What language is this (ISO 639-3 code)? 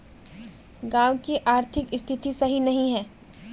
mag